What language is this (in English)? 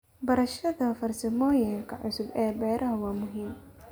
Somali